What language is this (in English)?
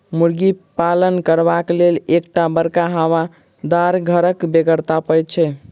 Maithili